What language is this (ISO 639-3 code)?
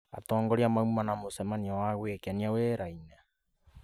kik